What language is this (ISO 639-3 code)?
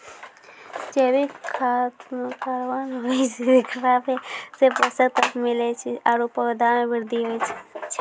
mai